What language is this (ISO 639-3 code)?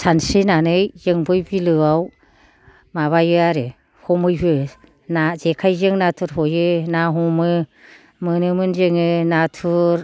brx